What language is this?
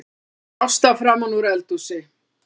Icelandic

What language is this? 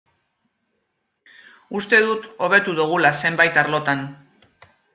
Basque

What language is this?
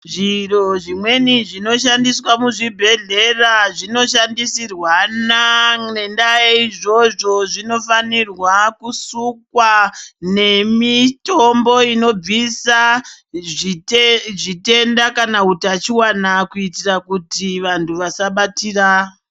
Ndau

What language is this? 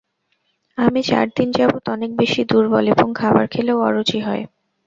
Bangla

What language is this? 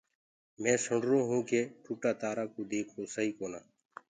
Gurgula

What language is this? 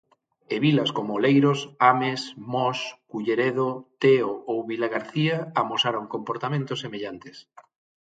Galician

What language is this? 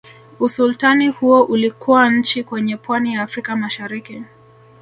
Swahili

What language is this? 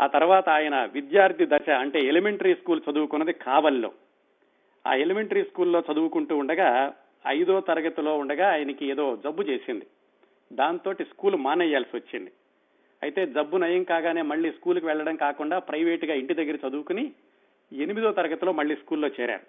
Telugu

